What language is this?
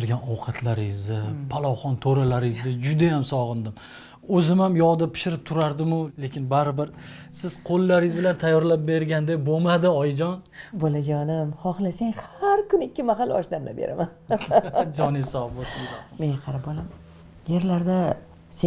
Turkish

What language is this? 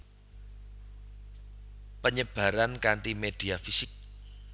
Javanese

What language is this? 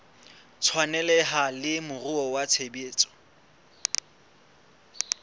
Southern Sotho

